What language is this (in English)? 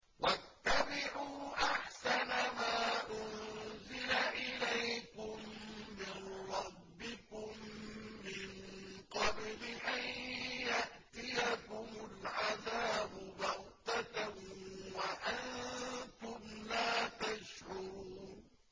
Arabic